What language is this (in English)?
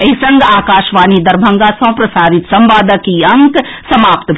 Maithili